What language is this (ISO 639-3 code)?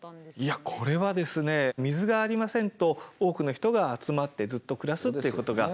jpn